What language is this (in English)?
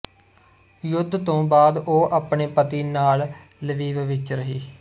Punjabi